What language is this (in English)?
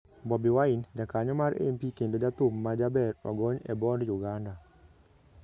Luo (Kenya and Tanzania)